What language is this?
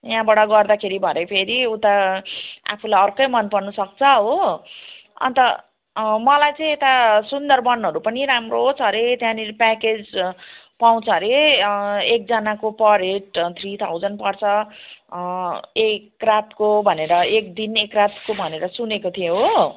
Nepali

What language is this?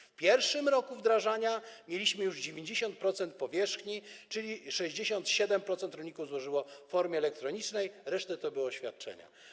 Polish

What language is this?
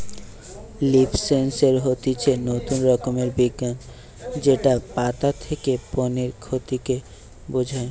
Bangla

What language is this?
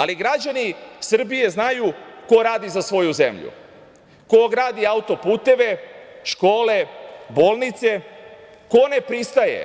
Serbian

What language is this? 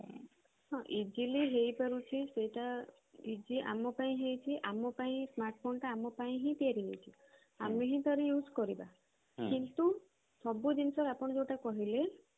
Odia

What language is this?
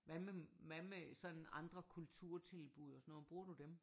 Danish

